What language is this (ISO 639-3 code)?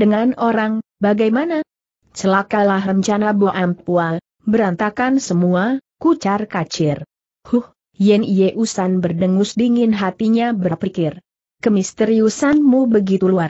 ind